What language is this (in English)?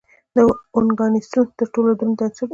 Pashto